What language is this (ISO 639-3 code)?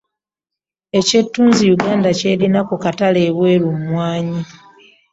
lug